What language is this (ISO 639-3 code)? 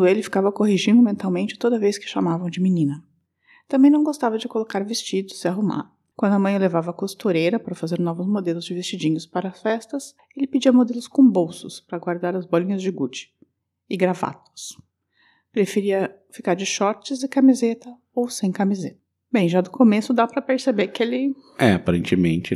por